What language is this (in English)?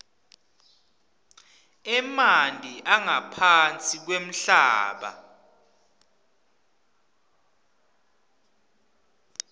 Swati